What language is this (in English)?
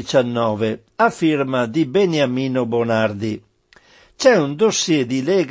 Italian